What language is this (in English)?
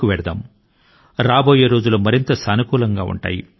Telugu